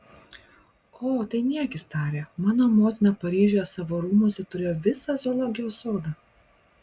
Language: Lithuanian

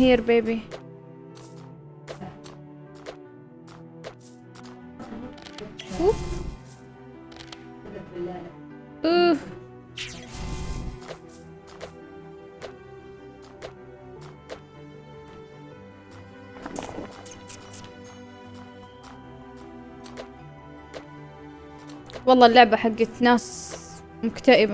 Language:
Arabic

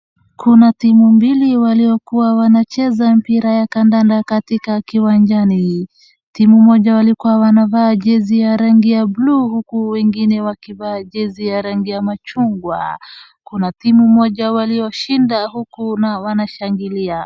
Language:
Swahili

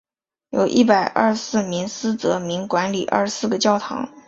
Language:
Chinese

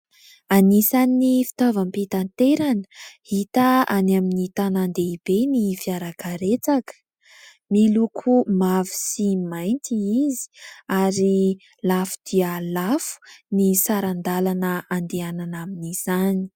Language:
Malagasy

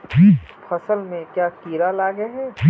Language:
Magahi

